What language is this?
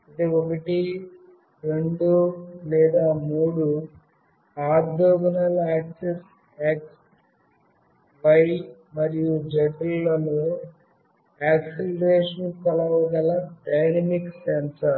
Telugu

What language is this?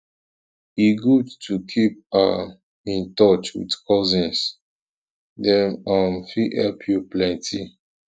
Nigerian Pidgin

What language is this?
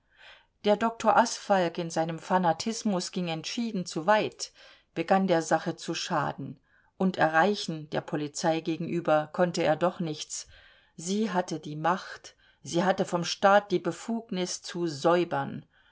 German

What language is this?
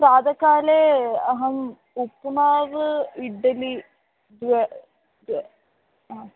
Sanskrit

